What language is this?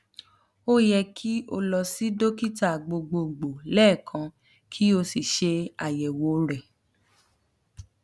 Yoruba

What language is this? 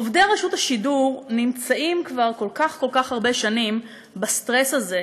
Hebrew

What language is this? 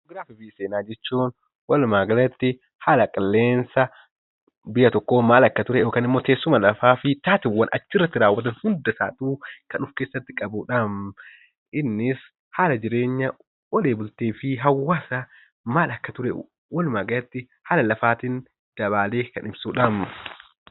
Oromo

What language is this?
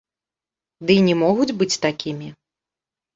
Belarusian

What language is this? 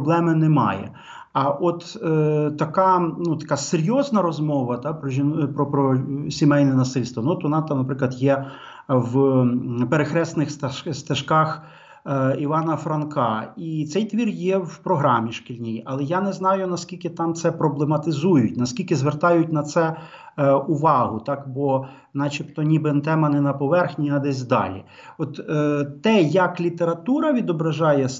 Ukrainian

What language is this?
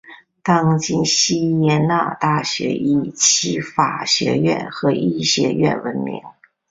Chinese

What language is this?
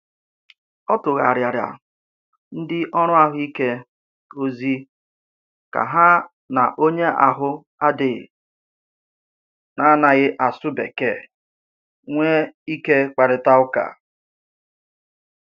Igbo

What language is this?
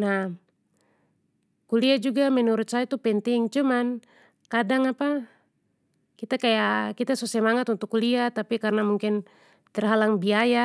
Papuan Malay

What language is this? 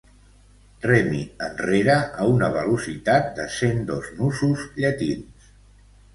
Catalan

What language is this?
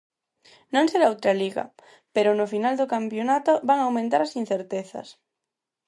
Galician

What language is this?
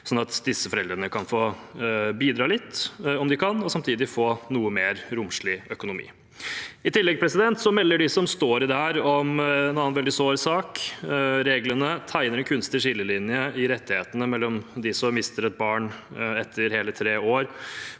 Norwegian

